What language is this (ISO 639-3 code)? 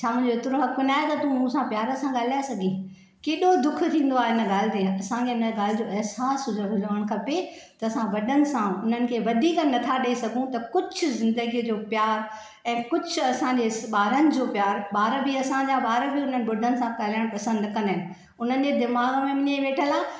snd